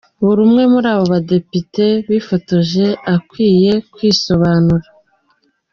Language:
Kinyarwanda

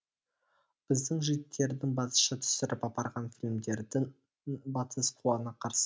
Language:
Kazakh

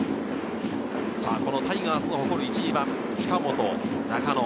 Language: Japanese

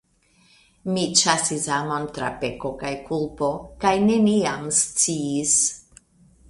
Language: Esperanto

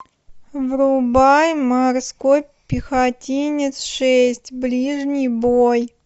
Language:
Russian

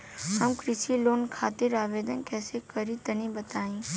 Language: Bhojpuri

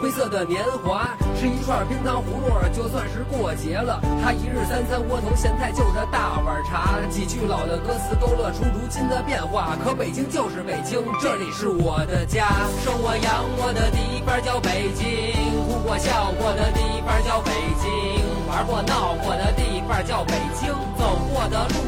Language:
Chinese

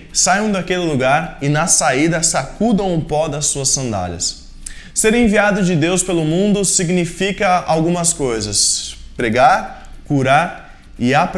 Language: Portuguese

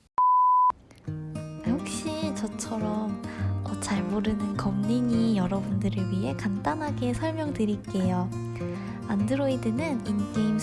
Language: Korean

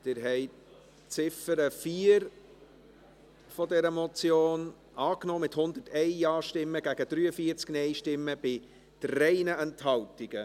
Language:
Swiss German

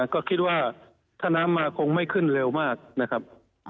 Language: Thai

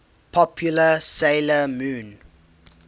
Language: English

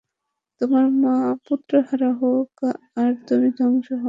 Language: Bangla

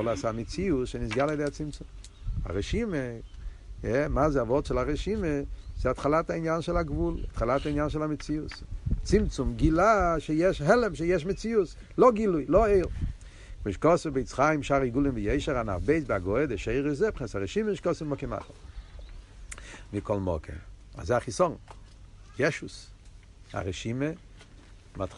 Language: Hebrew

